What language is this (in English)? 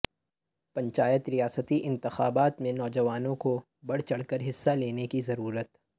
Urdu